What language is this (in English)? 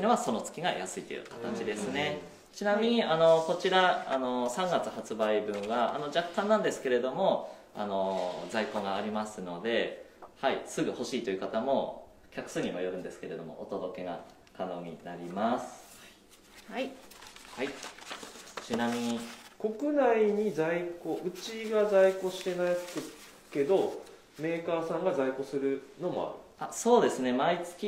Japanese